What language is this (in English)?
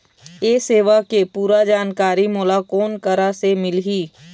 Chhattisgarhi